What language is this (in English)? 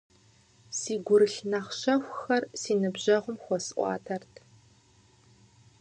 Kabardian